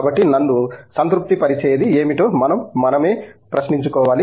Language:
Telugu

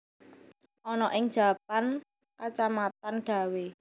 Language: Javanese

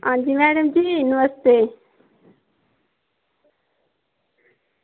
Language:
Dogri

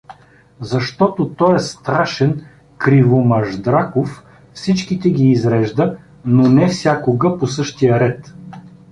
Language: Bulgarian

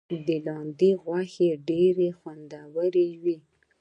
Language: Pashto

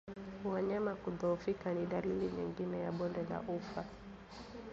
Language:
Swahili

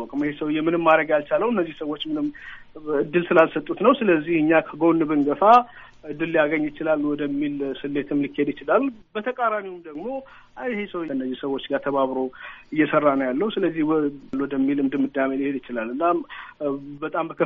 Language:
Amharic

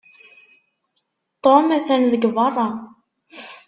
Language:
Kabyle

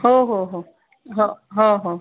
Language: Marathi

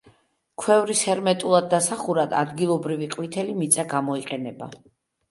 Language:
Georgian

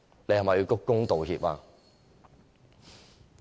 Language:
Cantonese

